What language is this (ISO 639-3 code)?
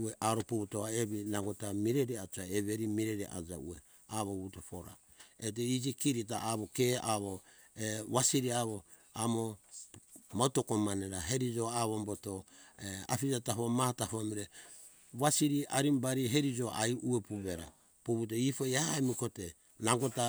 hkk